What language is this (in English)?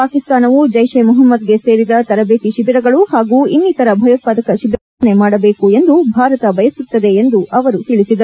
Kannada